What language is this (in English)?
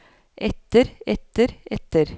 Norwegian